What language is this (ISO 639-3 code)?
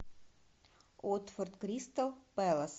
rus